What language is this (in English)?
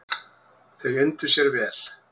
Icelandic